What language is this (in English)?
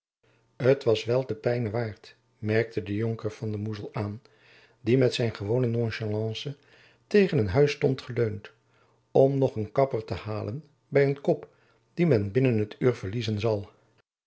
Dutch